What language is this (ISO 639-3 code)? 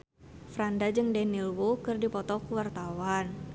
sun